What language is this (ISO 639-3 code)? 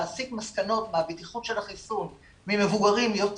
heb